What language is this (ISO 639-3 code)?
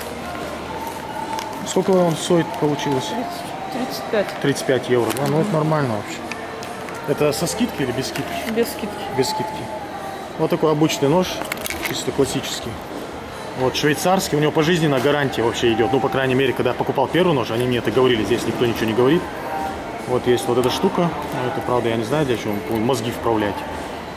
rus